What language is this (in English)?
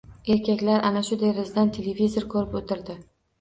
Uzbek